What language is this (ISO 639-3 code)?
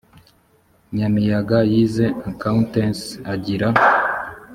kin